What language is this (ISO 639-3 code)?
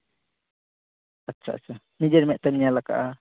sat